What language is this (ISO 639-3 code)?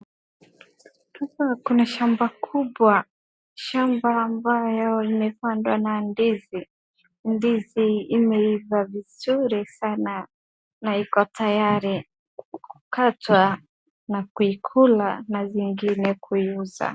swa